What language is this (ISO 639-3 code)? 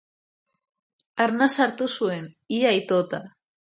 eus